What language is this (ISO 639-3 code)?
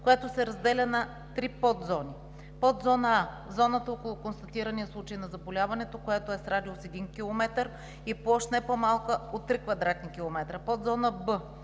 bul